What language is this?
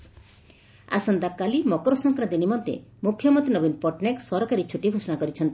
Odia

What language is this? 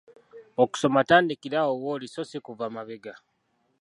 Ganda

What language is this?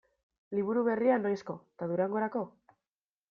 Basque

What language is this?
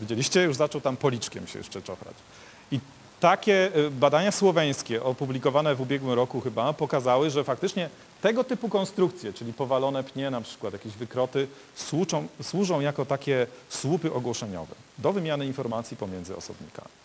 Polish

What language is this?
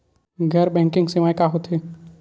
Chhattisgarhi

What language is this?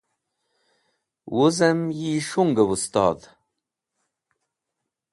Wakhi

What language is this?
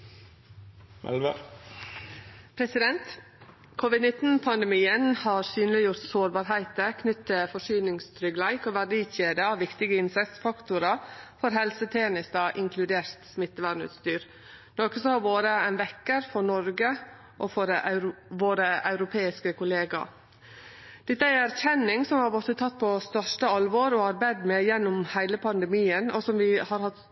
Norwegian Nynorsk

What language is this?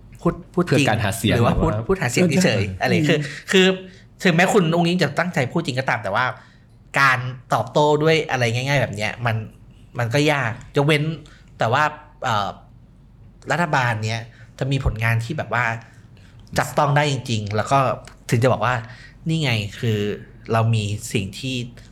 Thai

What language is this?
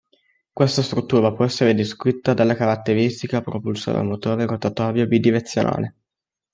Italian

